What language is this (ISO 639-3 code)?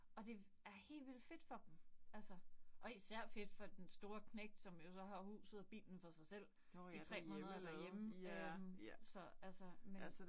dan